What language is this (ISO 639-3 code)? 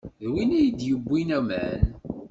kab